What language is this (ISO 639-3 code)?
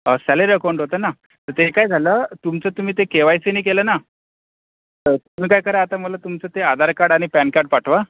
mar